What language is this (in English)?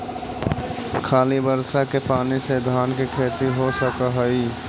Magahi